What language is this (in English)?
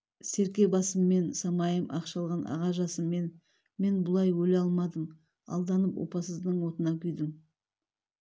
Kazakh